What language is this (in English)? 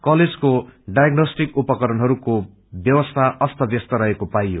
Nepali